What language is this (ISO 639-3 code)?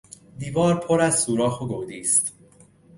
fas